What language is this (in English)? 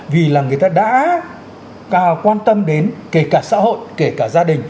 Vietnamese